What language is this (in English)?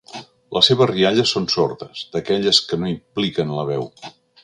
Catalan